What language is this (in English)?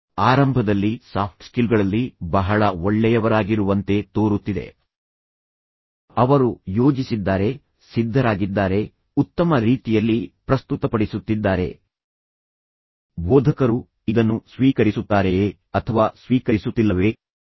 Kannada